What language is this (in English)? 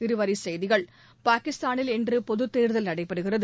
Tamil